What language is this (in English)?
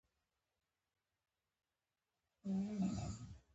Pashto